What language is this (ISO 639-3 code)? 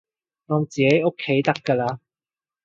yue